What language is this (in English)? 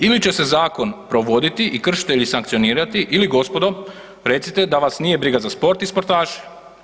Croatian